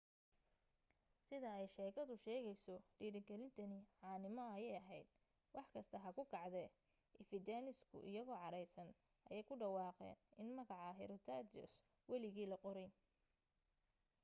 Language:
Somali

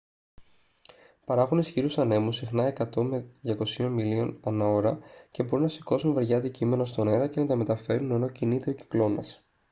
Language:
Greek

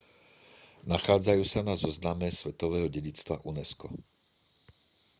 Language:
Slovak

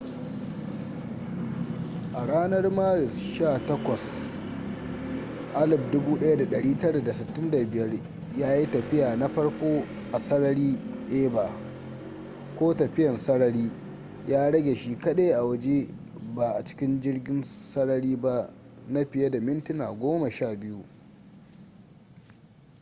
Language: Hausa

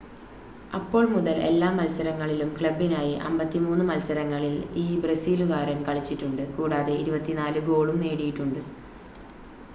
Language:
Malayalam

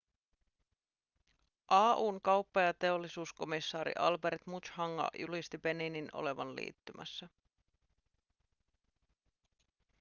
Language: Finnish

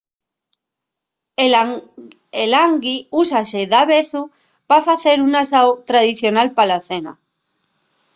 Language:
Asturian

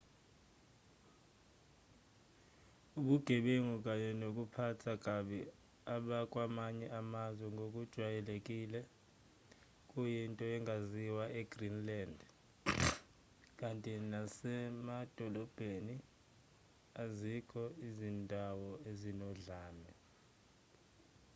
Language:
Zulu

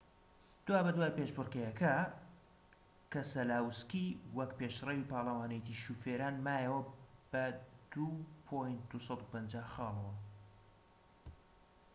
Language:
Central Kurdish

